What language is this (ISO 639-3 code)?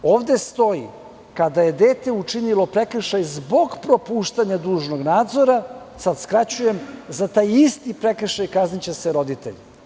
srp